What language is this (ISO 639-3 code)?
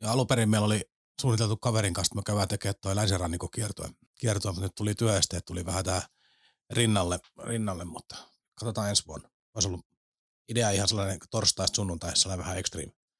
fin